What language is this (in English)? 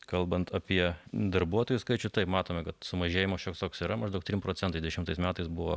Lithuanian